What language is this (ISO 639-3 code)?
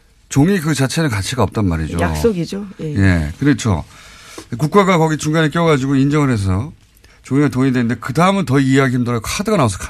kor